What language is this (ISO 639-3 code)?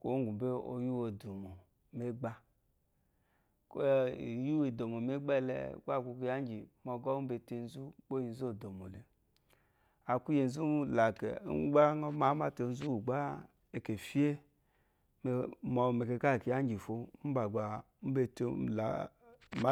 afo